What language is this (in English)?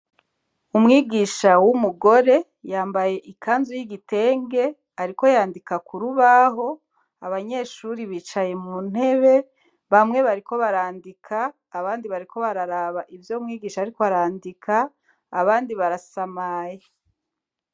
Rundi